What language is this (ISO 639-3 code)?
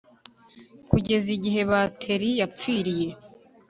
kin